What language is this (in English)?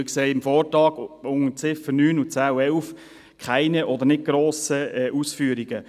Swiss German